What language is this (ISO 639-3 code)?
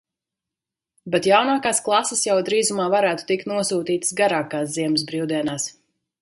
lav